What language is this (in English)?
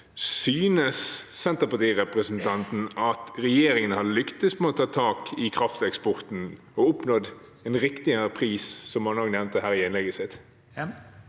Norwegian